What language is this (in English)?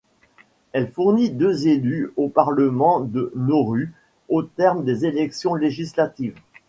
French